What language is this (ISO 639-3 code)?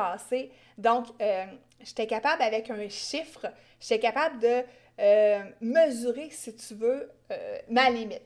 fra